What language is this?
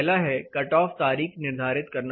Hindi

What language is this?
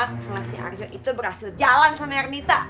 Indonesian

